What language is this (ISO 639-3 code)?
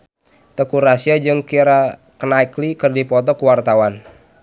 sun